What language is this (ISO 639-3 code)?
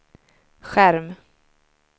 swe